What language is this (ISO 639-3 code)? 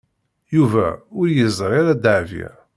kab